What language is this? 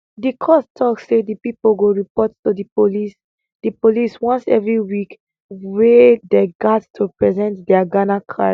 Nigerian Pidgin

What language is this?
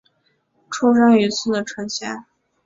Chinese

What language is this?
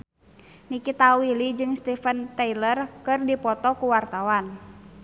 Sundanese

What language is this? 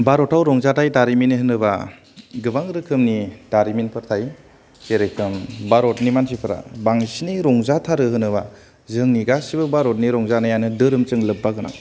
Bodo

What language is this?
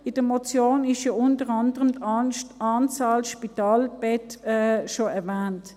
Swiss German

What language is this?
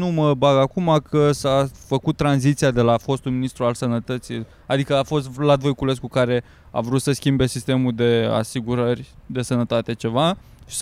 Romanian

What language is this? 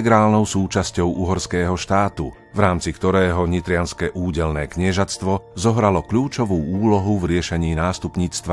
Slovak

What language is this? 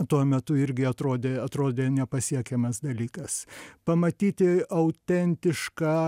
Lithuanian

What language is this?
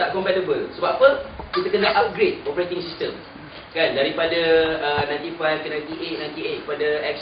Malay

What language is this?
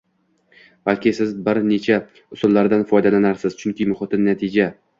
Uzbek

